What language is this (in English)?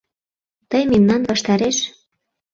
Mari